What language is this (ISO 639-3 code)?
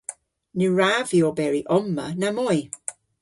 cor